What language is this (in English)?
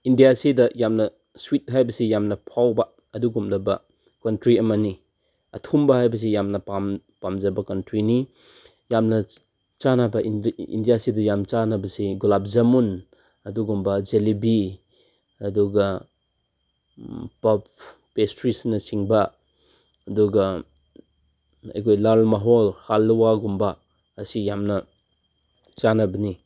Manipuri